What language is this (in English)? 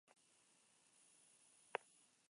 Spanish